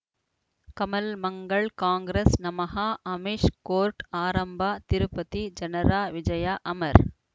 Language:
Kannada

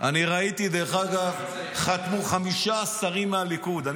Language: Hebrew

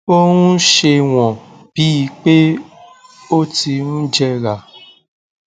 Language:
Yoruba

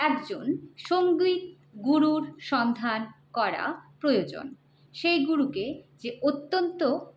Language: Bangla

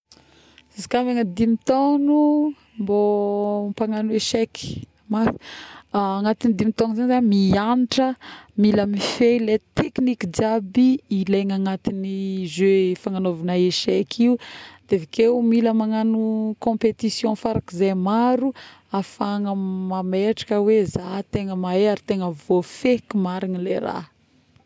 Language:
Northern Betsimisaraka Malagasy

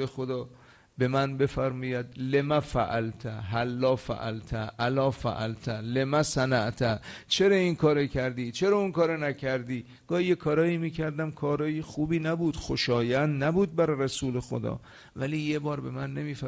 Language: Persian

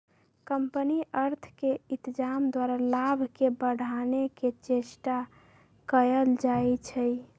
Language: Magahi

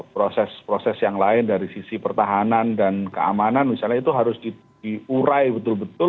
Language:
Indonesian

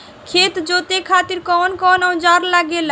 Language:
Bhojpuri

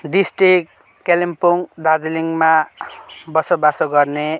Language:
Nepali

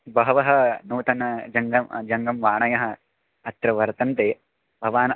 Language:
Sanskrit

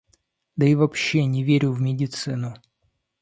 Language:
Russian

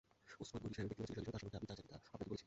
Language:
Bangla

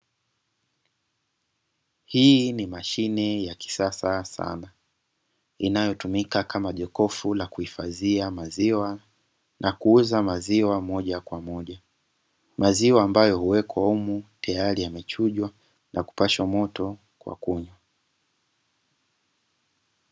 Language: Swahili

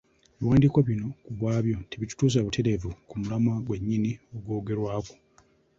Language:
Ganda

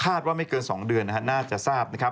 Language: Thai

